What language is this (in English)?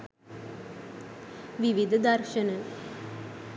Sinhala